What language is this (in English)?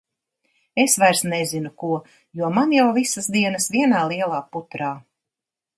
Latvian